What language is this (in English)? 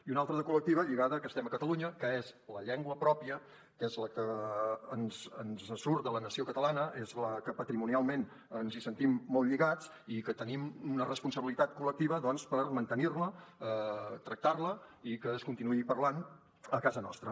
Catalan